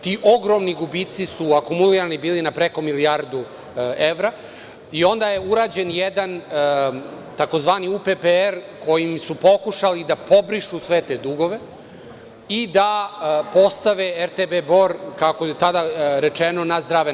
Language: Serbian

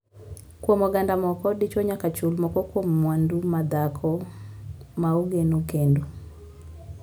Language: Luo (Kenya and Tanzania)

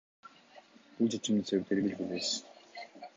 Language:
Kyrgyz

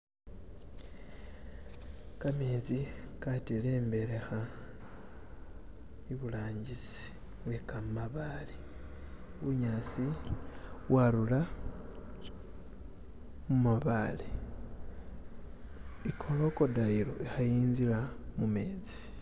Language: Masaaba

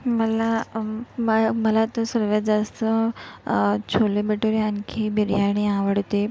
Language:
Marathi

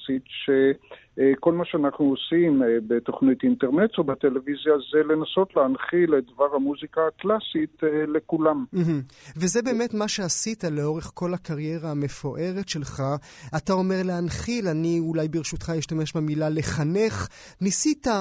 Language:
Hebrew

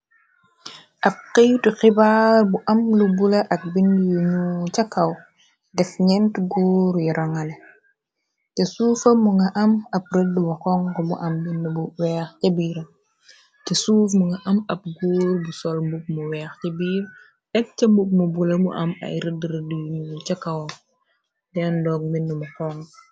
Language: Wolof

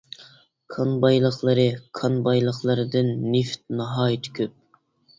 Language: Uyghur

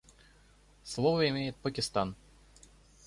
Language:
Russian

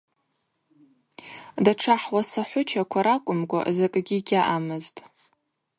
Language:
Abaza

